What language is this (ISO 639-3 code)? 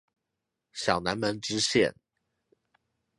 zho